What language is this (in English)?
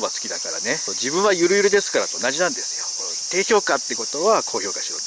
Japanese